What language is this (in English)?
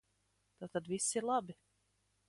Latvian